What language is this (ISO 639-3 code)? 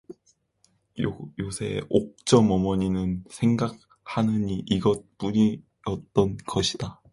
kor